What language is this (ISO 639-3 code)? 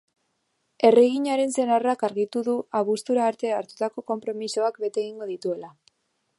eus